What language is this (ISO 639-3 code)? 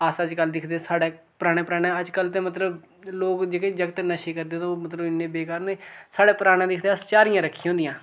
doi